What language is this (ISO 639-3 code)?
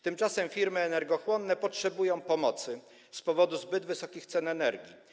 pol